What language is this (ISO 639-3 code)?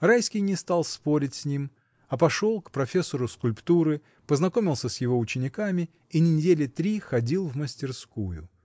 rus